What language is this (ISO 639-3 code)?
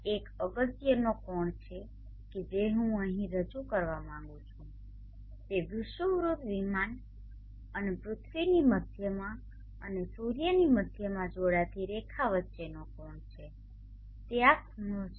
guj